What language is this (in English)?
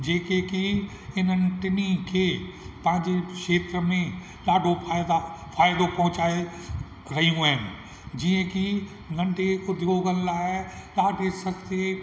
Sindhi